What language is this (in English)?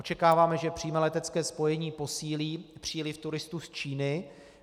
Czech